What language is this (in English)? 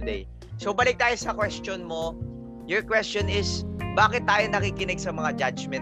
Filipino